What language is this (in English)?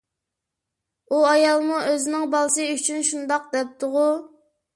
Uyghur